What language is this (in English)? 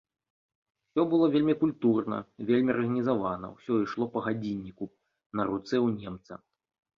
Belarusian